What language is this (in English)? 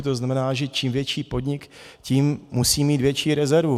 Czech